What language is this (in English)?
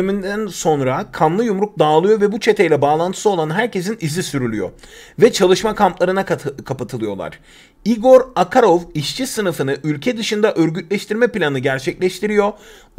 Turkish